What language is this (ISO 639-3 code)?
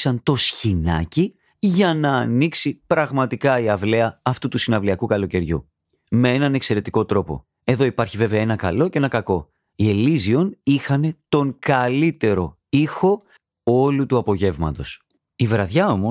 ell